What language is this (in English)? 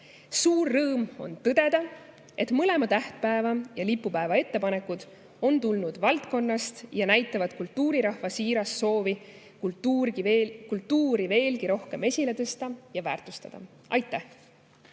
Estonian